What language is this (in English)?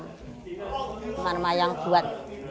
Indonesian